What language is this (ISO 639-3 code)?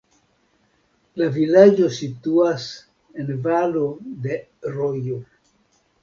epo